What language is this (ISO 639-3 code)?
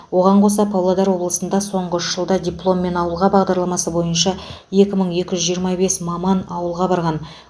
kaz